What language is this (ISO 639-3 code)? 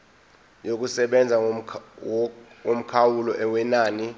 zul